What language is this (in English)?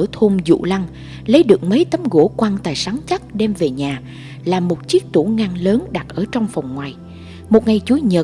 Vietnamese